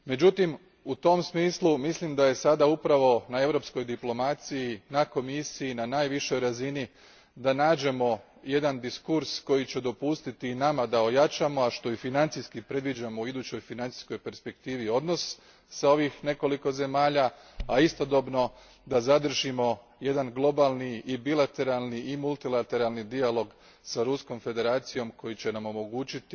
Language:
Croatian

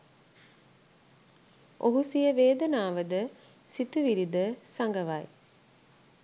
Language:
Sinhala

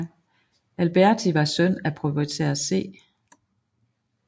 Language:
Danish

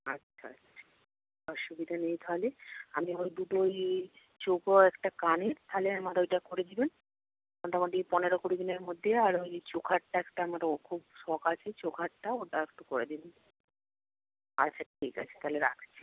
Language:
Bangla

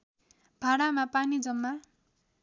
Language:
Nepali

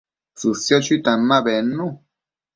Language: Matsés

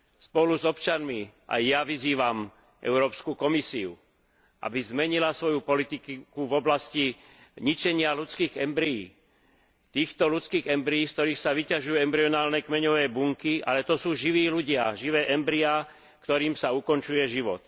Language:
Slovak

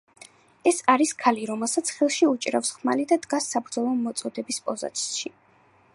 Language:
Georgian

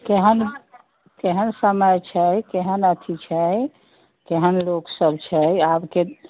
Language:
Maithili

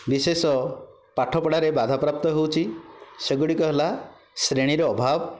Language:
Odia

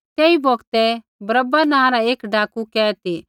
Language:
Kullu Pahari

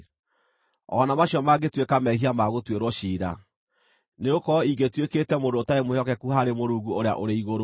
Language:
Kikuyu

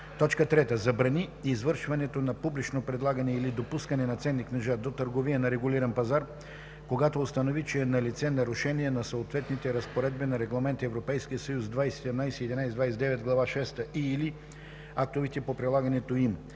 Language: Bulgarian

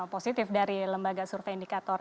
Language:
Indonesian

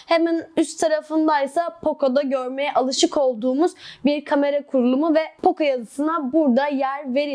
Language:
Turkish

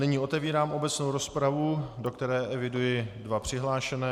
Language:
Czech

